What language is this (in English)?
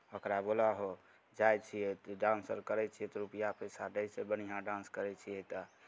Maithili